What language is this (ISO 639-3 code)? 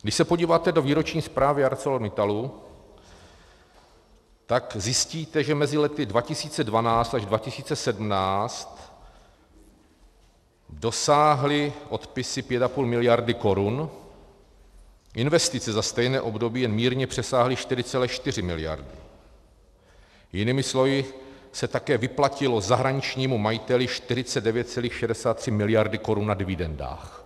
ces